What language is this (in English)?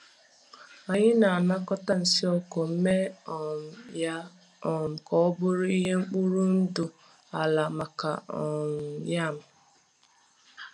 Igbo